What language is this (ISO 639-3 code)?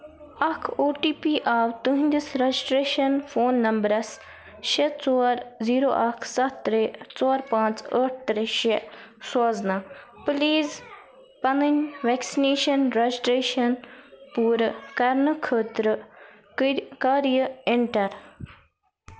kas